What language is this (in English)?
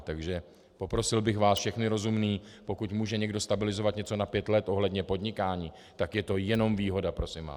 Czech